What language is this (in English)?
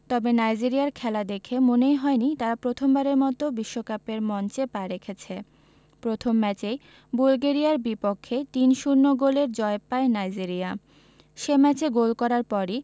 Bangla